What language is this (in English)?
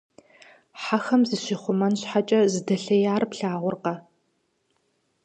Kabardian